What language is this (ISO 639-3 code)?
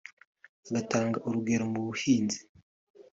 kin